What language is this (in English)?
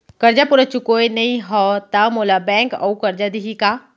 Chhattisgarhi